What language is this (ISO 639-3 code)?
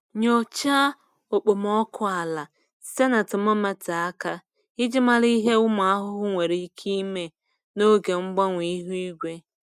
ibo